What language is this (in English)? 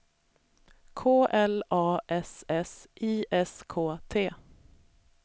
Swedish